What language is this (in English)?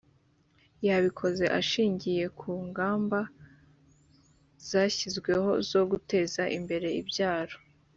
Kinyarwanda